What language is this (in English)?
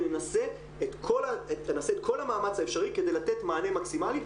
Hebrew